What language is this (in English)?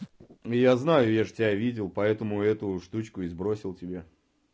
Russian